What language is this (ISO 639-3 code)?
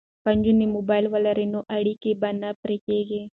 pus